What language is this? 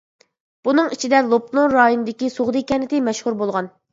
Uyghur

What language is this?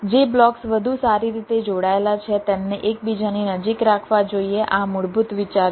Gujarati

